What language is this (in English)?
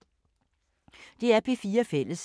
Danish